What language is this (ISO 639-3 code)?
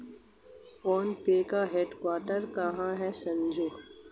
hin